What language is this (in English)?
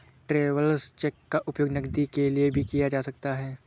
Hindi